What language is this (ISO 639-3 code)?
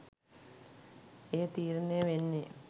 sin